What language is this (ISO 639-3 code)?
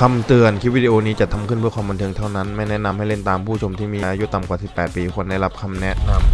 tha